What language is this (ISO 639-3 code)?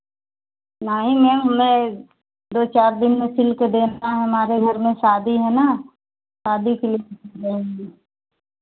hin